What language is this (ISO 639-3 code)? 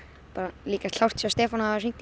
isl